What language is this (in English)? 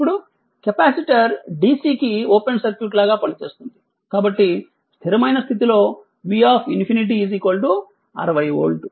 Telugu